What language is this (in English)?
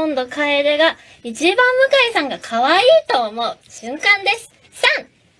Japanese